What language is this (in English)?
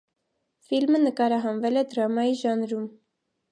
Armenian